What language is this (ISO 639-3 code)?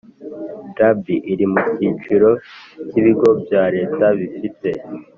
kin